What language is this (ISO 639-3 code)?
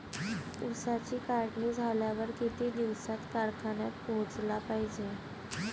mar